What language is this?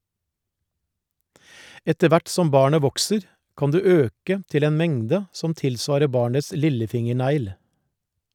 Norwegian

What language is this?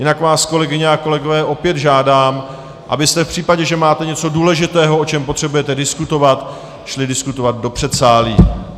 Czech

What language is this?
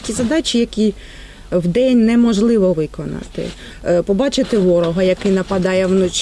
Ukrainian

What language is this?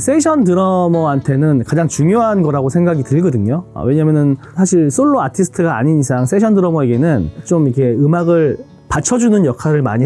Korean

